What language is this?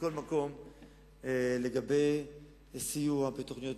Hebrew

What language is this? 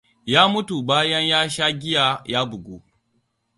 Hausa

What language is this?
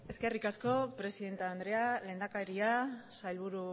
Basque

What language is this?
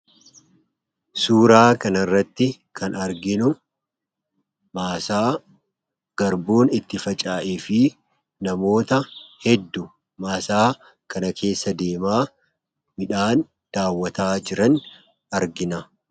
Oromo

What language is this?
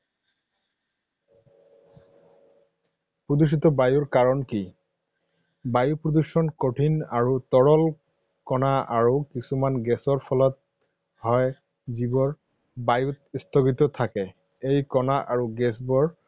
Assamese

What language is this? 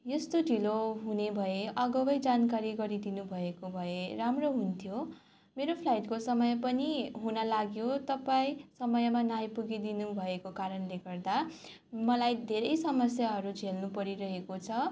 Nepali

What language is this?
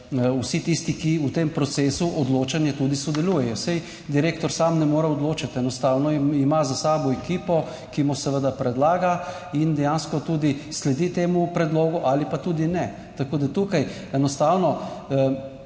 Slovenian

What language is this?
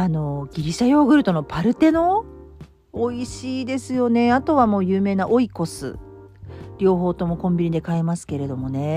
Japanese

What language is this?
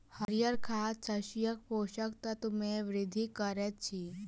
Maithili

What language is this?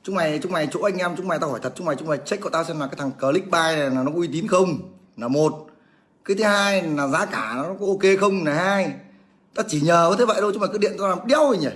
Vietnamese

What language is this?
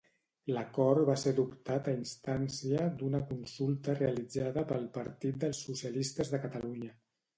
Catalan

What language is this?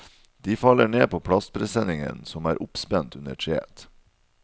Norwegian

